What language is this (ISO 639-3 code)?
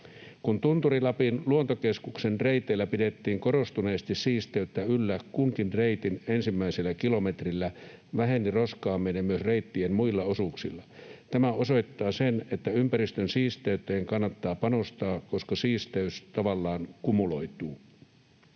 fin